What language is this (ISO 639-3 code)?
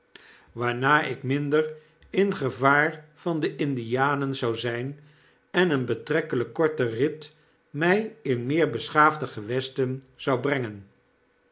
nld